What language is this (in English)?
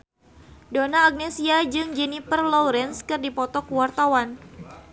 Sundanese